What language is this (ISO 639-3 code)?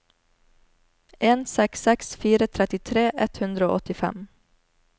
nor